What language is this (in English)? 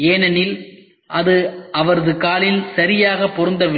Tamil